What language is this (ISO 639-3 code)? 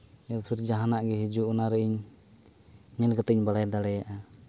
sat